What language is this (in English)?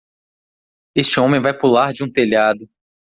Portuguese